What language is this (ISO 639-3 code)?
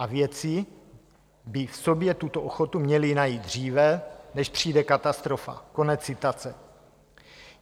ces